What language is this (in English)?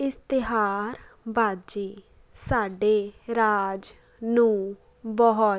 Punjabi